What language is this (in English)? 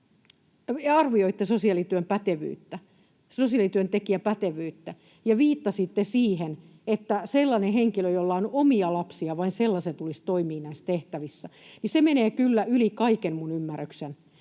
Finnish